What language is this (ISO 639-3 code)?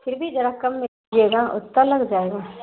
urd